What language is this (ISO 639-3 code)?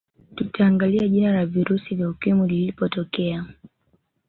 swa